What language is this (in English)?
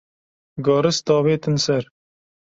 Kurdish